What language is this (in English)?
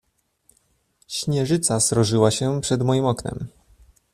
Polish